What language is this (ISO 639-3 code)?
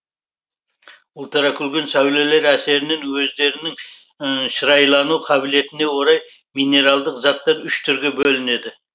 kaz